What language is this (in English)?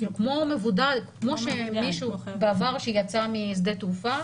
Hebrew